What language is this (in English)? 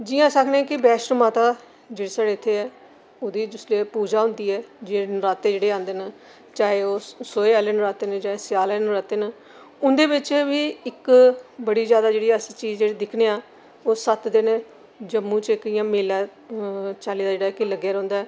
Dogri